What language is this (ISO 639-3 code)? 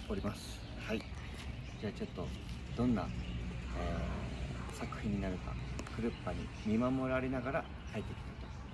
jpn